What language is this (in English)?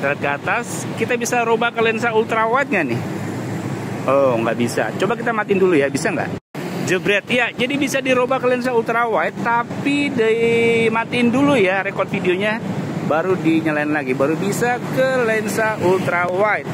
Indonesian